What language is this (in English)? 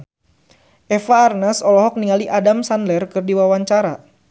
Sundanese